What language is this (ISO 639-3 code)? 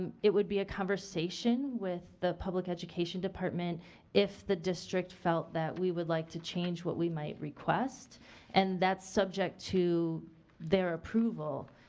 eng